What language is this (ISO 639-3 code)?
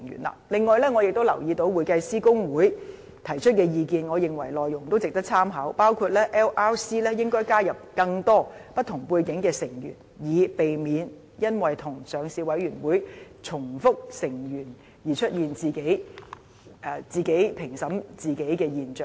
yue